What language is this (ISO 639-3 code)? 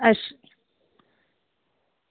doi